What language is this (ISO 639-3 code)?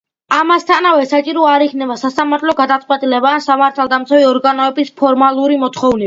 kat